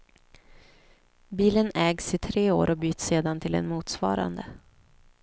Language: Swedish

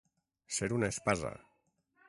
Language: Catalan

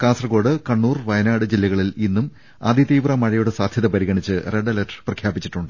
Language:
Malayalam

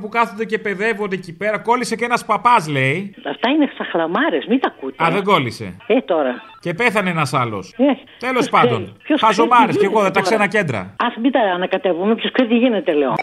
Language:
Greek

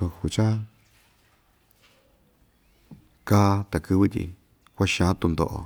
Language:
Ixtayutla Mixtec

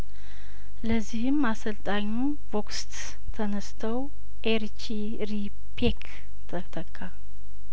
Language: Amharic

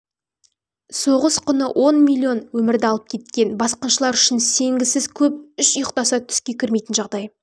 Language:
Kazakh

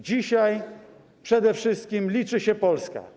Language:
Polish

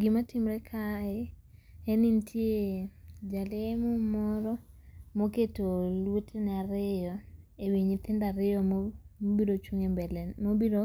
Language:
Luo (Kenya and Tanzania)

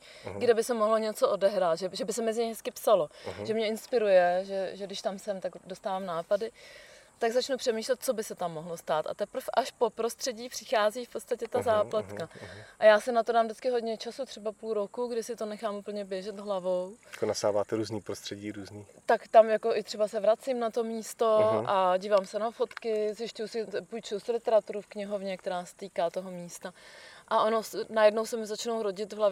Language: Czech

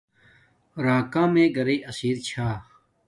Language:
Domaaki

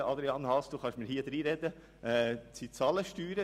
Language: Swiss German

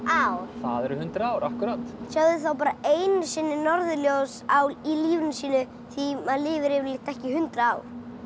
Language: Icelandic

